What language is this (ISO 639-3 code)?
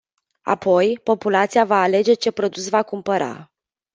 ron